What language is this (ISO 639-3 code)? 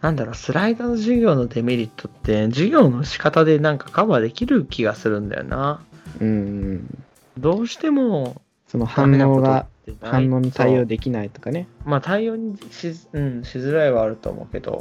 jpn